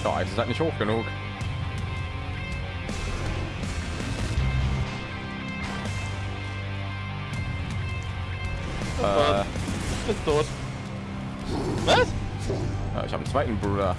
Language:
German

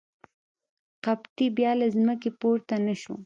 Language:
Pashto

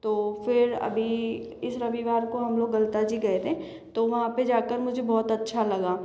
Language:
Hindi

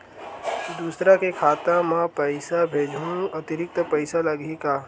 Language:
Chhattisgarhi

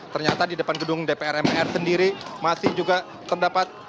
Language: Indonesian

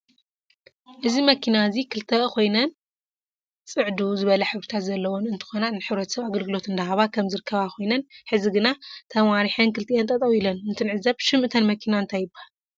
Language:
Tigrinya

